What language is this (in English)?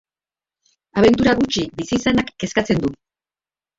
Basque